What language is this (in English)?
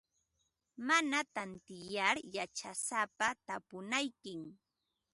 Ambo-Pasco Quechua